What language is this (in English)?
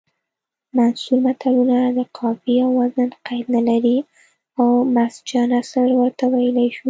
Pashto